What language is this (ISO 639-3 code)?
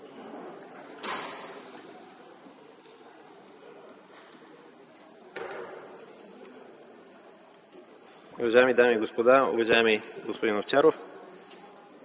bul